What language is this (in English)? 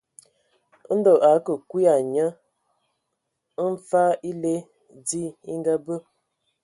Ewondo